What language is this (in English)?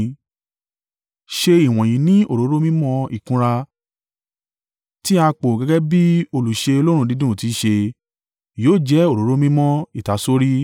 Yoruba